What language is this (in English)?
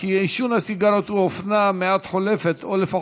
Hebrew